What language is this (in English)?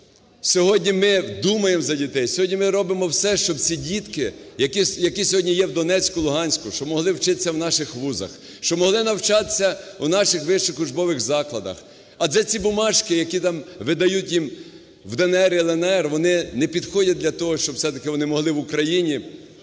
Ukrainian